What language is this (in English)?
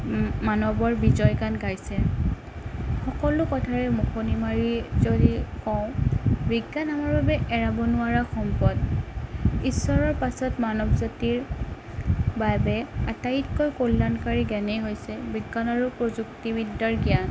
Assamese